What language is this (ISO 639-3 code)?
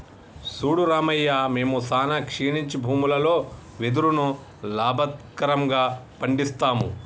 tel